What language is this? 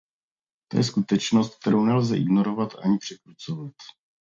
Czech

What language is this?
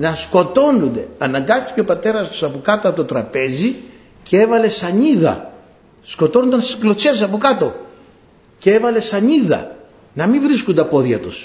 Greek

